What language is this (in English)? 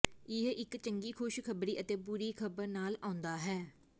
Punjabi